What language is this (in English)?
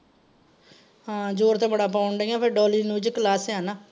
Punjabi